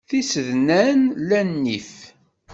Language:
Kabyle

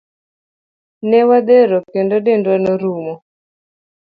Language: Luo (Kenya and Tanzania)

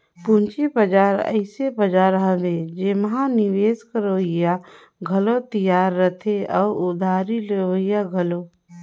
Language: Chhattisgarhi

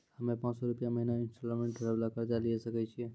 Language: Maithili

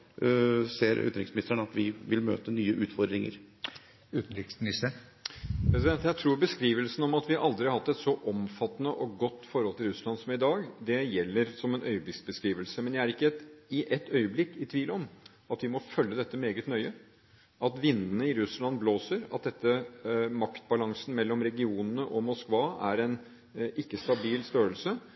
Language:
Norwegian Bokmål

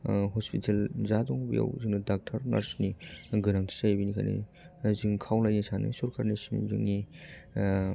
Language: Bodo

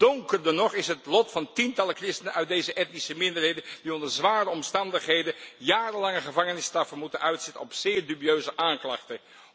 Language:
Dutch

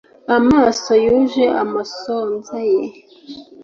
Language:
Kinyarwanda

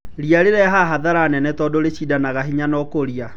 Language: Kikuyu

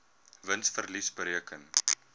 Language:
Afrikaans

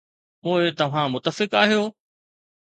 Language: Sindhi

